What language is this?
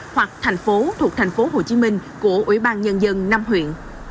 Vietnamese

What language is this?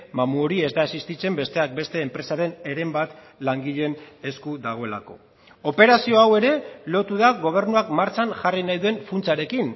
Basque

